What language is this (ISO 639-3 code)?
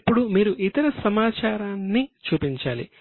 tel